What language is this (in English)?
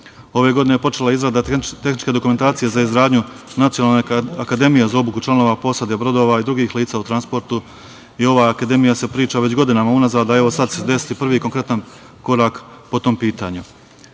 Serbian